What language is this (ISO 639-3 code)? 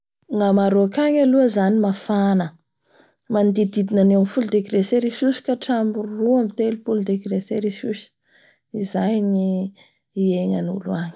bhr